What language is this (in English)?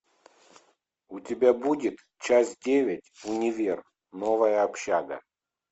Russian